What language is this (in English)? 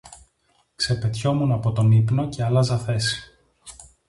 Greek